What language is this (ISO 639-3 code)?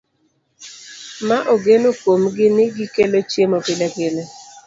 luo